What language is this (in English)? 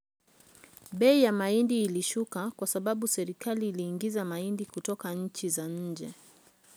Luo (Kenya and Tanzania)